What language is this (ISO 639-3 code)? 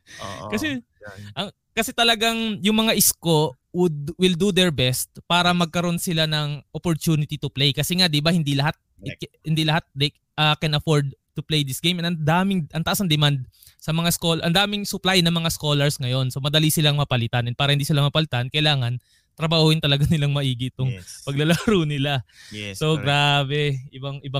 fil